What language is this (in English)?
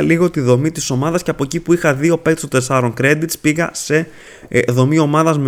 Greek